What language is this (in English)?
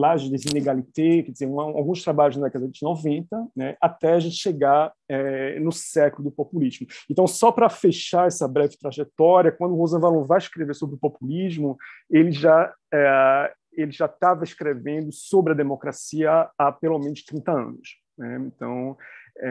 Portuguese